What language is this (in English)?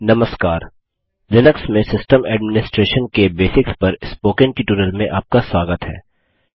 Hindi